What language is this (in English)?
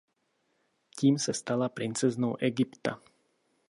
Czech